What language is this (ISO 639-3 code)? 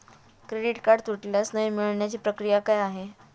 mar